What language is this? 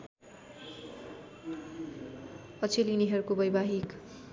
Nepali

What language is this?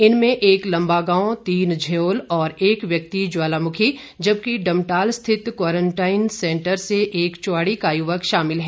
Hindi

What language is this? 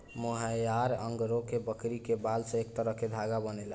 Bhojpuri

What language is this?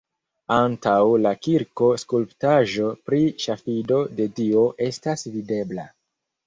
Esperanto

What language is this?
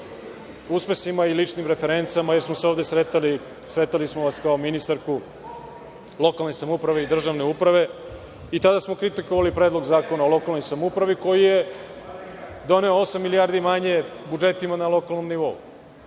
Serbian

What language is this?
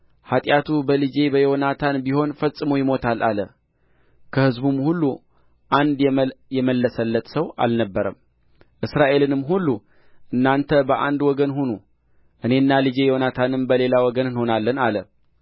Amharic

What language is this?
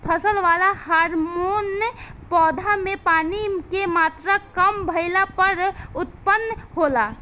Bhojpuri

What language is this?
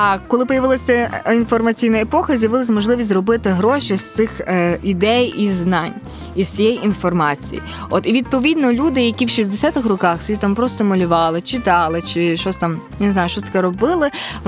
Ukrainian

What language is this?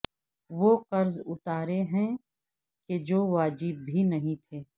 Urdu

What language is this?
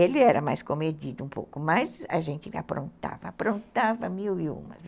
Portuguese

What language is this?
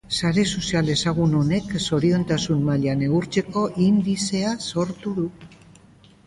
Basque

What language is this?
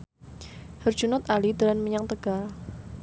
Javanese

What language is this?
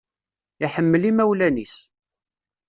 Kabyle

